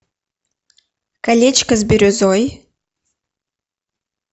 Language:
Russian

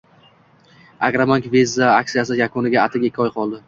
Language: Uzbek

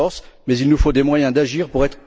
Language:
French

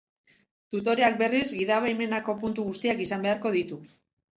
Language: Basque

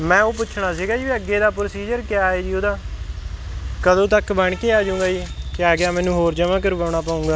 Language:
Punjabi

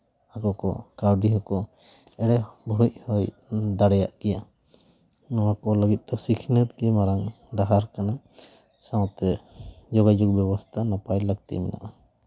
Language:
Santali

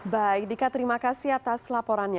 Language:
Indonesian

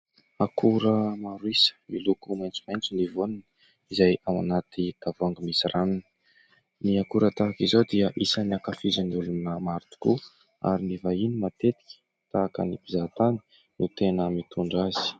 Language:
Malagasy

